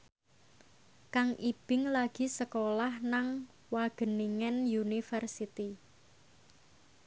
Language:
Javanese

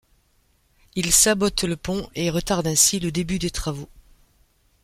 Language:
French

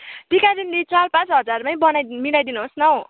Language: Nepali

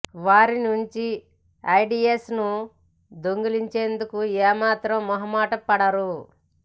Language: Telugu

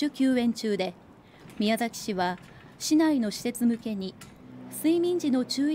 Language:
Japanese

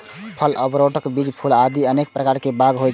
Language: Maithili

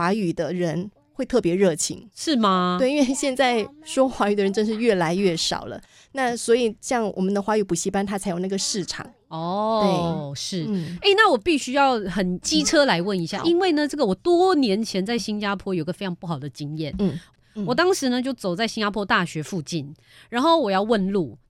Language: Chinese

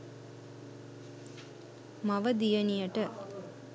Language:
Sinhala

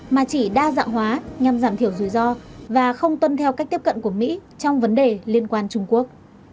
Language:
Vietnamese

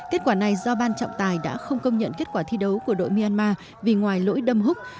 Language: Vietnamese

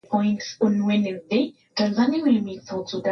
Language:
Swahili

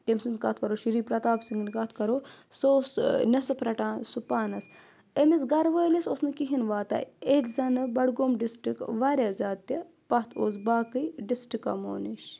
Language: Kashmiri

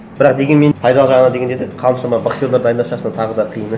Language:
Kazakh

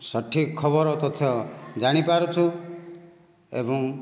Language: Odia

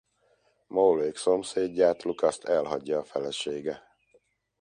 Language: Hungarian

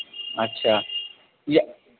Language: Hindi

